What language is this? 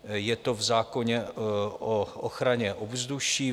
Czech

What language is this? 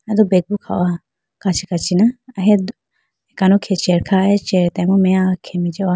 Idu-Mishmi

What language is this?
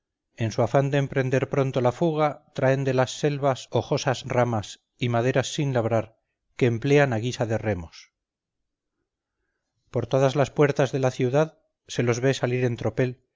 Spanish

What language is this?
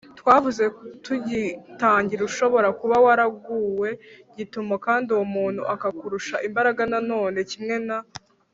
Kinyarwanda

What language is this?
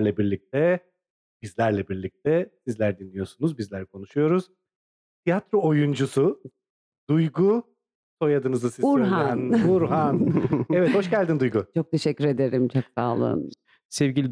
Turkish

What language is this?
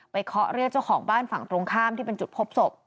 Thai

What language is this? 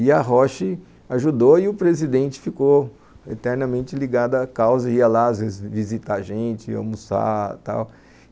Portuguese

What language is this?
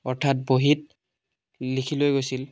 Assamese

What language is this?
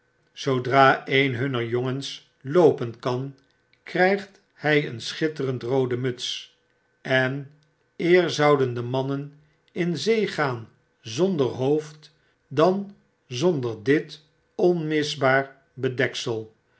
Dutch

